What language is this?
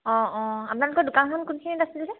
Assamese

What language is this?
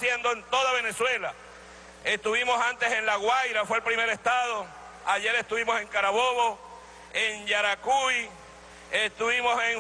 Spanish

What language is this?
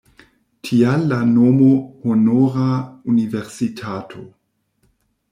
Esperanto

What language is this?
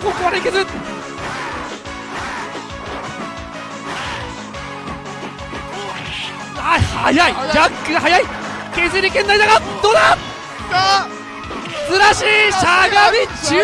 Japanese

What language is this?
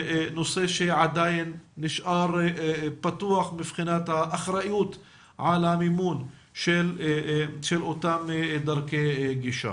Hebrew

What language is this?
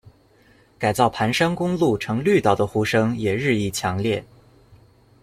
Chinese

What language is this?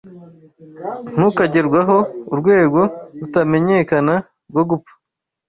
Kinyarwanda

